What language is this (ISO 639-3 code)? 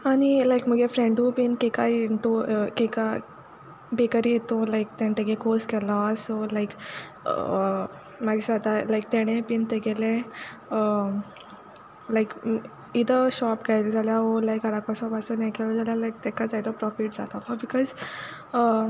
kok